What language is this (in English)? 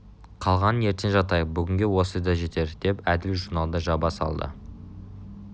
Kazakh